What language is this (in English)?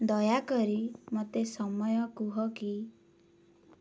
Odia